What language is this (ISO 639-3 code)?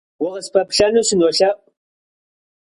kbd